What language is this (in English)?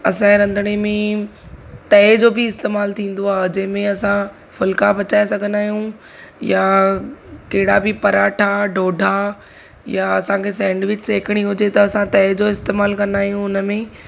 Sindhi